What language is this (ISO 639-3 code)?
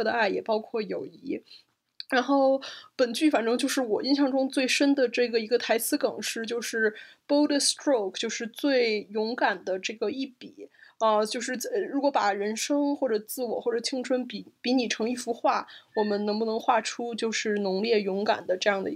zho